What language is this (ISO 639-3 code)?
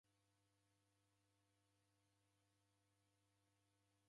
dav